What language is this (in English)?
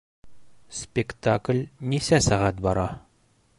Bashkir